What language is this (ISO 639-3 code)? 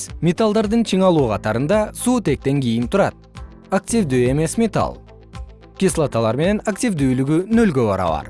kir